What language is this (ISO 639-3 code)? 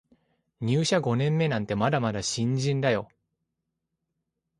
jpn